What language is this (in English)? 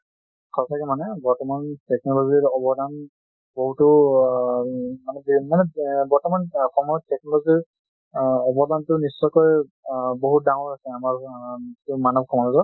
Assamese